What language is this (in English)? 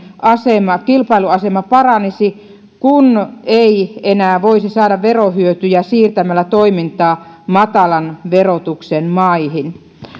Finnish